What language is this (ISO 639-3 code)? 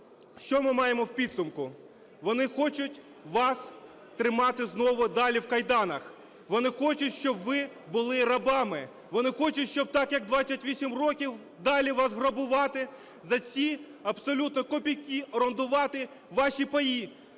ukr